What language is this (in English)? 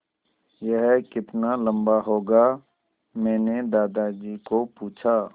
Hindi